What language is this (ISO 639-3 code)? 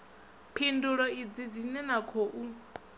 ven